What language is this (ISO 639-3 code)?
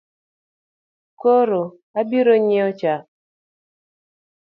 luo